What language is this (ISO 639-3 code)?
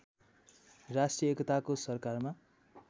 nep